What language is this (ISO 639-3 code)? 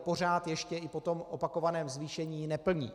ces